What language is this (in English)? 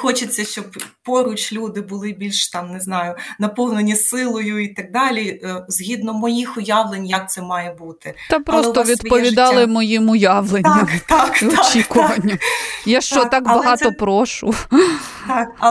Ukrainian